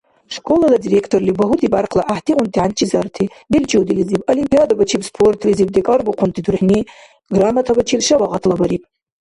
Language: Dargwa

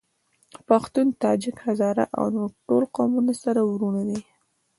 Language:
Pashto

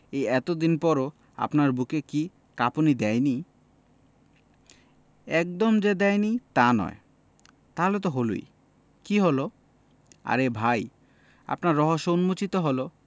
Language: Bangla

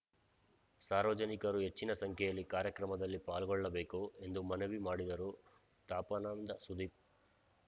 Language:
Kannada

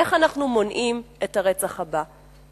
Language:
Hebrew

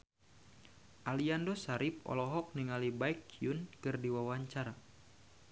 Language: Sundanese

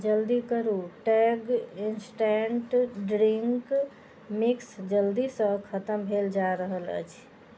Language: Maithili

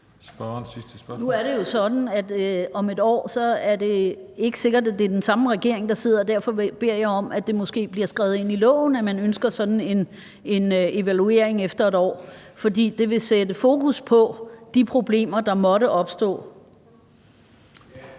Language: Danish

